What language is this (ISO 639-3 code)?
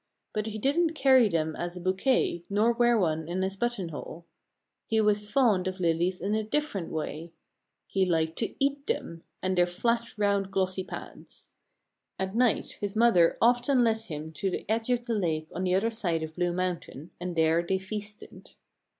eng